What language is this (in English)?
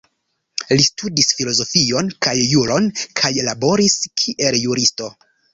Esperanto